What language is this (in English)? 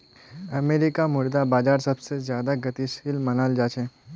Magahi